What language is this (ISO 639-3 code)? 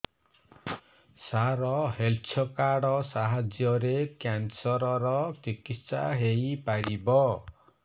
ori